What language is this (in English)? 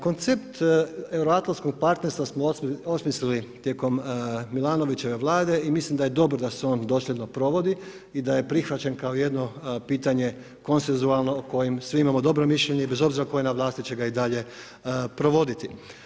Croatian